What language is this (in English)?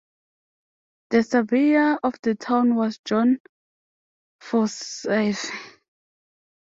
English